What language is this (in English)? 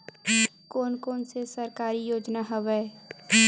Chhattisgarhi